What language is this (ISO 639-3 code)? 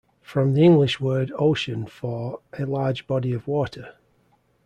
eng